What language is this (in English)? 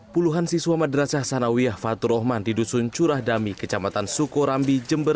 Indonesian